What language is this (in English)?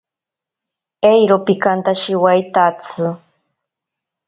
Ashéninka Perené